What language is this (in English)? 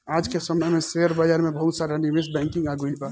Bhojpuri